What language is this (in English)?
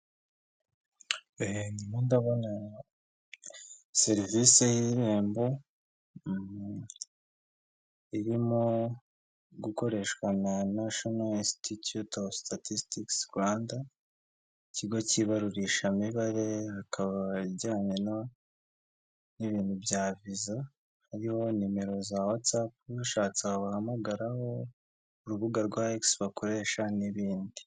Kinyarwanda